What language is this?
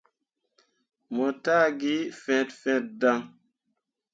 Mundang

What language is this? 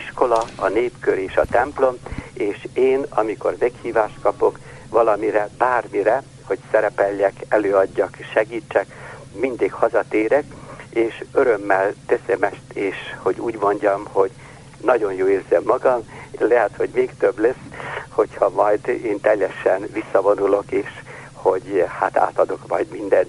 Hungarian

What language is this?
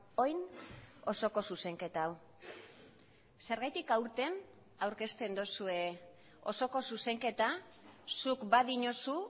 Basque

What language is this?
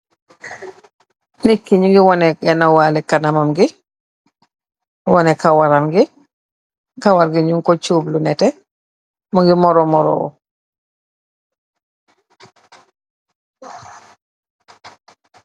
Wolof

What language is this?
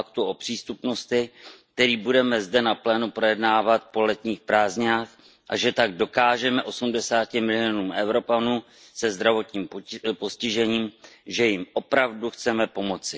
Czech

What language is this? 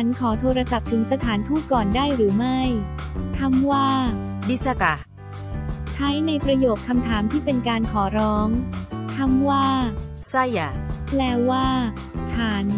Thai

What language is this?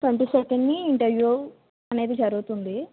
Telugu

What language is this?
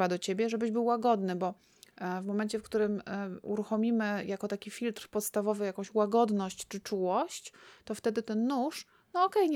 Polish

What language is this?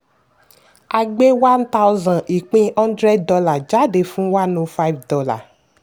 Yoruba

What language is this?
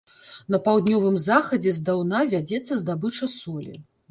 Belarusian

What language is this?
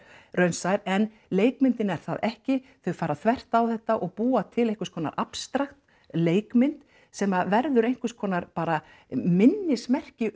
Icelandic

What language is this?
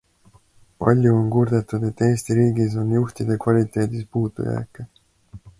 Estonian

